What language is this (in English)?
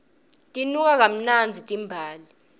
Swati